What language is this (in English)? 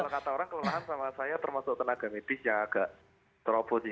Indonesian